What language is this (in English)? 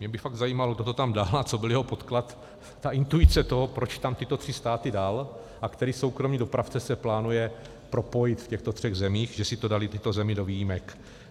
Czech